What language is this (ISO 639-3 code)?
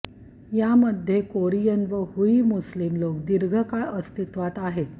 mar